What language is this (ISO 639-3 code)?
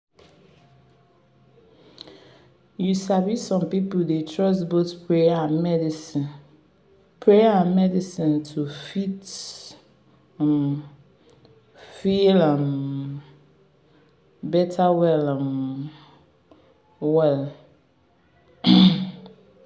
pcm